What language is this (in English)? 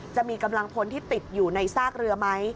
Thai